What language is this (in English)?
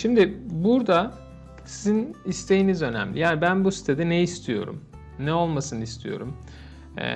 Turkish